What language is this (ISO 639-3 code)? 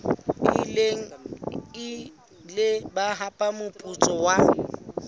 sot